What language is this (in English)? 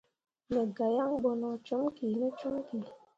Mundang